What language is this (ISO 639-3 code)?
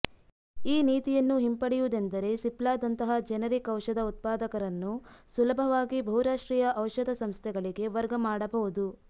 kan